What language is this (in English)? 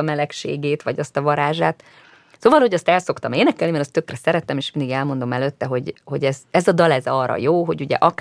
Hungarian